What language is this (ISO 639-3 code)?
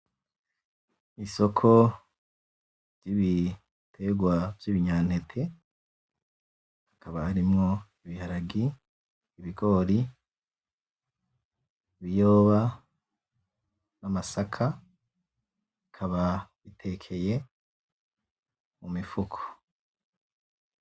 run